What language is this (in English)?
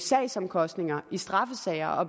Danish